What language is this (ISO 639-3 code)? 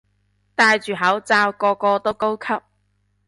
yue